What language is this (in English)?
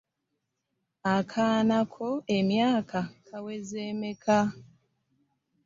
Ganda